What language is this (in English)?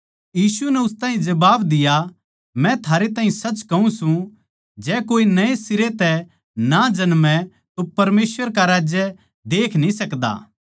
Haryanvi